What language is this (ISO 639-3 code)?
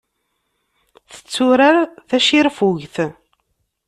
kab